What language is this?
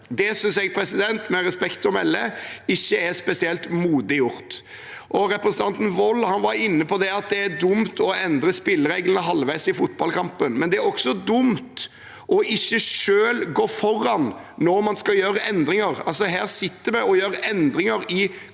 Norwegian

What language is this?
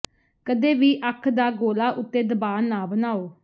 Punjabi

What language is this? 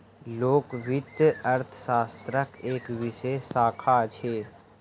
Maithili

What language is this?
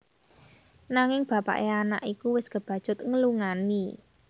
Javanese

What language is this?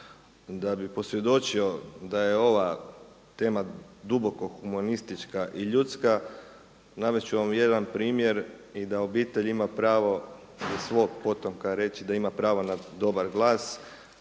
Croatian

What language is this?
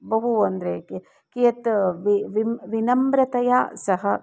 Sanskrit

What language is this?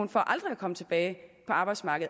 Danish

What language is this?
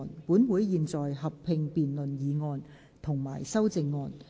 Cantonese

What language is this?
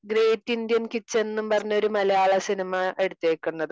Malayalam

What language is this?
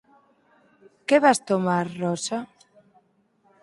Galician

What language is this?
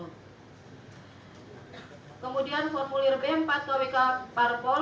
Indonesian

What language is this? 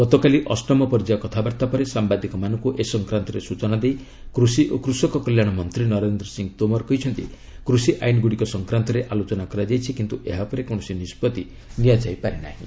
Odia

